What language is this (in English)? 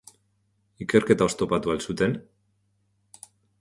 Basque